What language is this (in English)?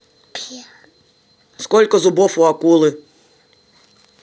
Russian